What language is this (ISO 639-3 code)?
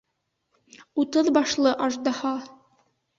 bak